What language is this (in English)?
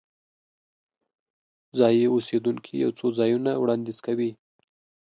Pashto